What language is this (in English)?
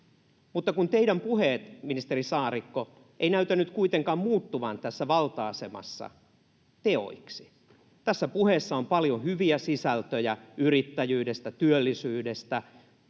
Finnish